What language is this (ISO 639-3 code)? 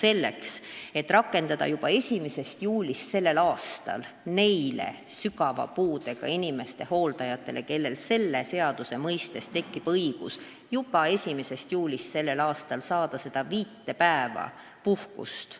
est